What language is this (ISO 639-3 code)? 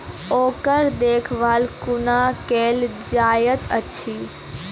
mai